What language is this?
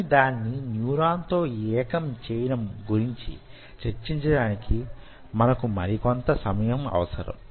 Telugu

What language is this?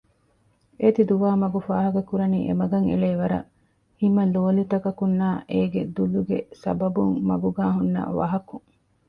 Divehi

